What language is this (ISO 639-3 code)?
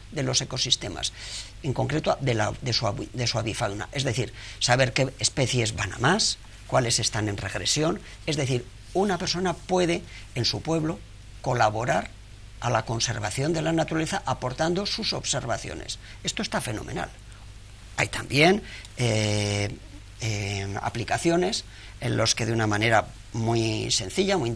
spa